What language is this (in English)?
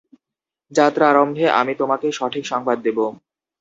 Bangla